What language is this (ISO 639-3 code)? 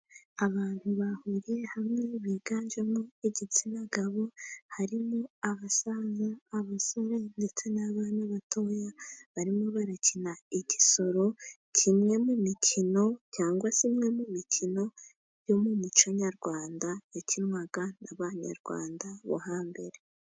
kin